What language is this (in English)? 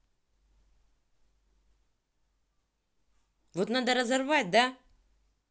Russian